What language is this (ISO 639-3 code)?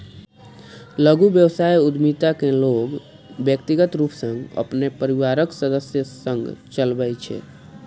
mai